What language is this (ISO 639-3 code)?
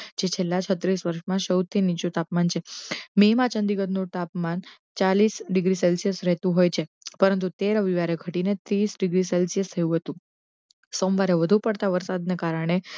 guj